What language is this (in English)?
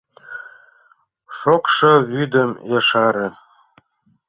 Mari